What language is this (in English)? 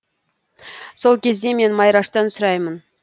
Kazakh